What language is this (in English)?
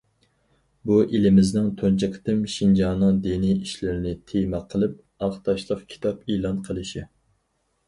Uyghur